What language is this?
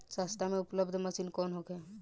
Bhojpuri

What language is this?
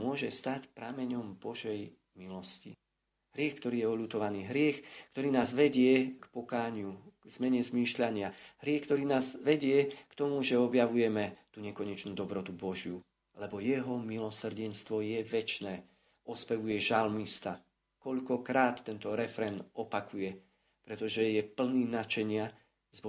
Slovak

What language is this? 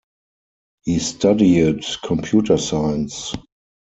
English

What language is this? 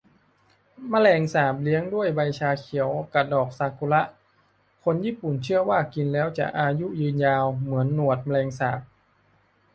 Thai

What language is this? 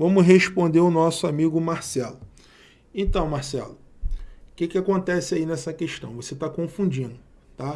Portuguese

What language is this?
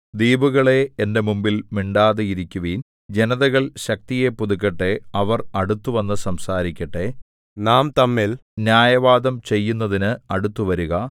Malayalam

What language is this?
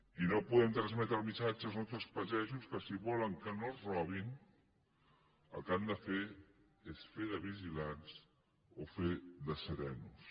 Catalan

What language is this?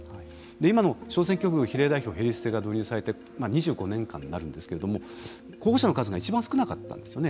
Japanese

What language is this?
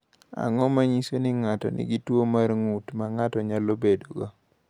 Luo (Kenya and Tanzania)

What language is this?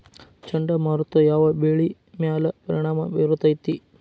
Kannada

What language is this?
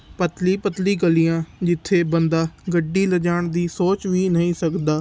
Punjabi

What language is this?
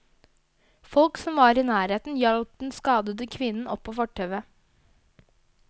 Norwegian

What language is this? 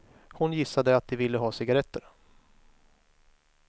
Swedish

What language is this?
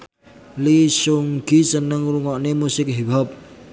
Javanese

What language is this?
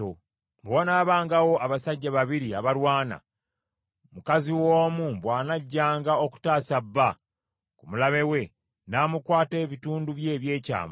Ganda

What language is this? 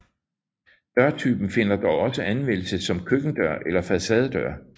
Danish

